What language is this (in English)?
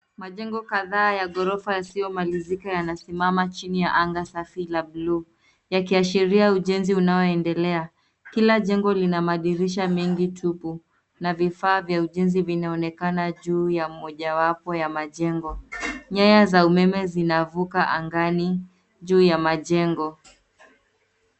Swahili